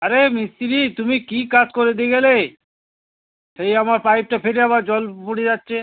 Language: Bangla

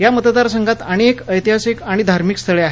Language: Marathi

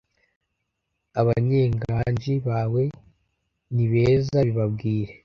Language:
Kinyarwanda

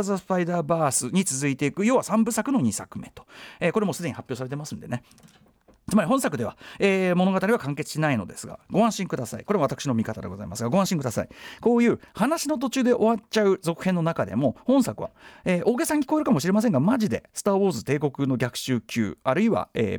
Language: Japanese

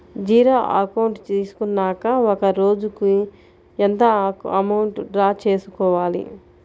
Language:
Telugu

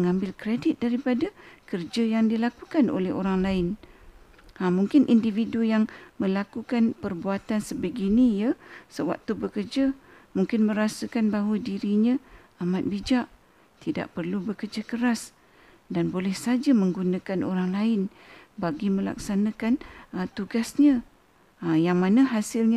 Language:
Malay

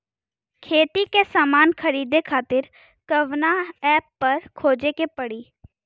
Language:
Bhojpuri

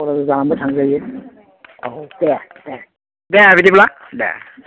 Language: Bodo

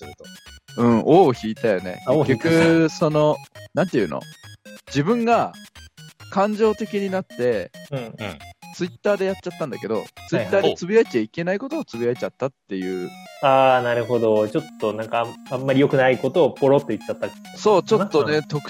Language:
Japanese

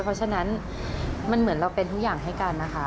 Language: Thai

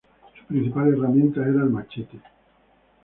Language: Spanish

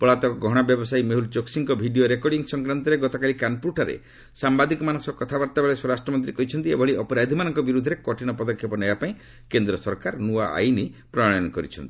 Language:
Odia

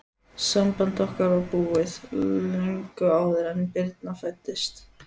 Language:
Icelandic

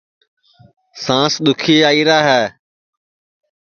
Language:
Sansi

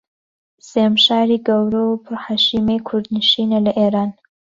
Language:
Central Kurdish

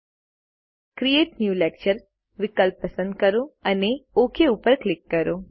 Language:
Gujarati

